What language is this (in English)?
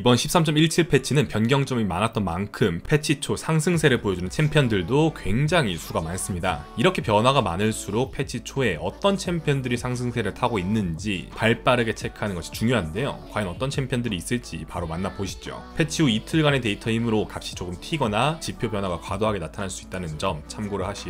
Korean